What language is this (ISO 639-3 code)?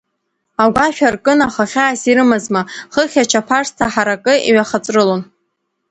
abk